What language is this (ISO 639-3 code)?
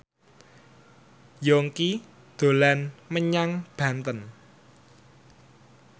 jav